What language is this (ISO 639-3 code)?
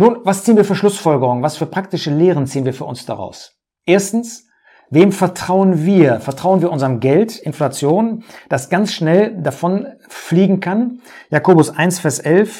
deu